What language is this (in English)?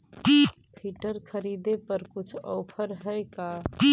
Magahi